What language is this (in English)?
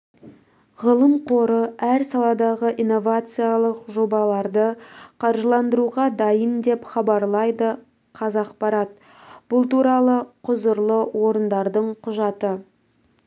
Kazakh